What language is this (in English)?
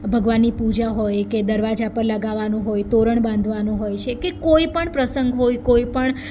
Gujarati